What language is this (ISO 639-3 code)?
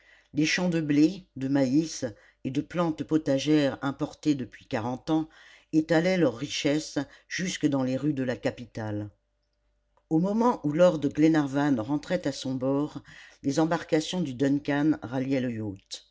fra